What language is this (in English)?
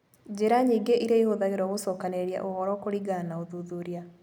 Kikuyu